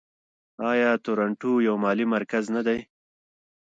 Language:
Pashto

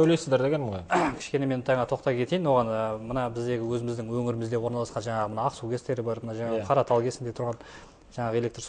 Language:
Russian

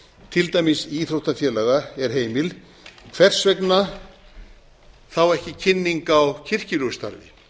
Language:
Icelandic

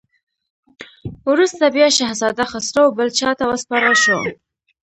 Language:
Pashto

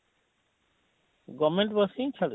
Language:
Odia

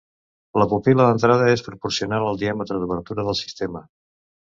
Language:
Catalan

